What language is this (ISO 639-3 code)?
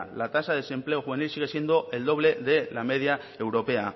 spa